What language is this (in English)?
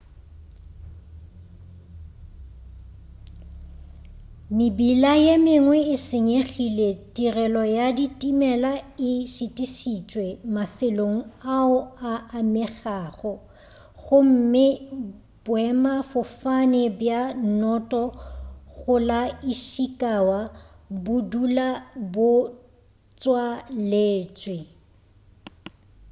Northern Sotho